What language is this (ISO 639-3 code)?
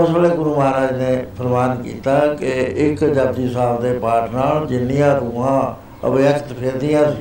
pan